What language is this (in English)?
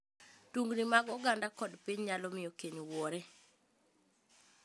Luo (Kenya and Tanzania)